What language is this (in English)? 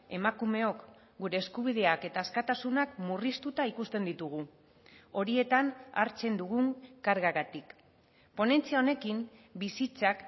Basque